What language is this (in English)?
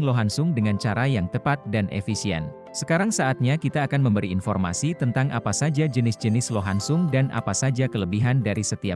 Indonesian